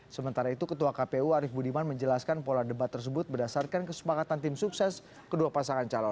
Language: Indonesian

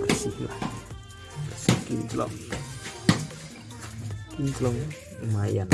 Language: Indonesian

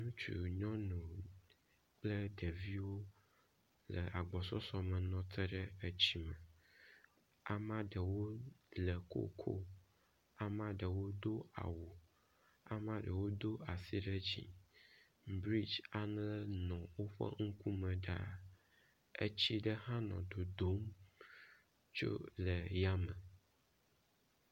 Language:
Ewe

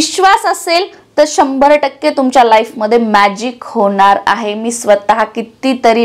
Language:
Marathi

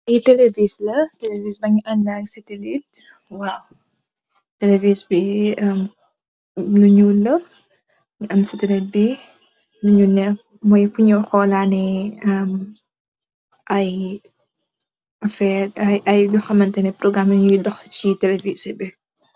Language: Wolof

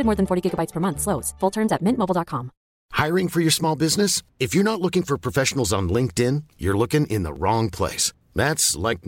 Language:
English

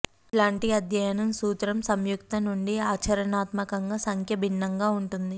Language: Telugu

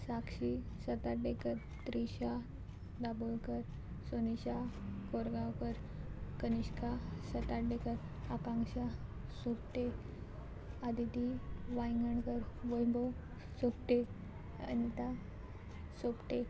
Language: Konkani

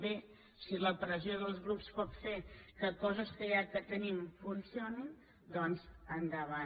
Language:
Catalan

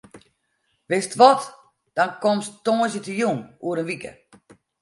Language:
Western Frisian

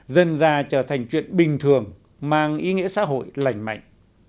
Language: Vietnamese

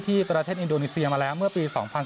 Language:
Thai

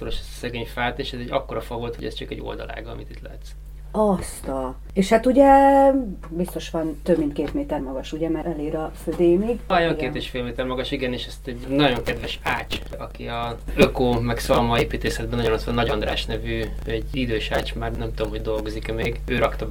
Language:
Hungarian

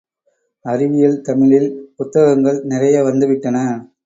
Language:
Tamil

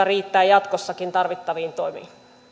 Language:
Finnish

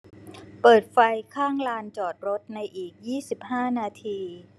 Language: Thai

